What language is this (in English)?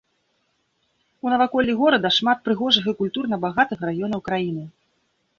Belarusian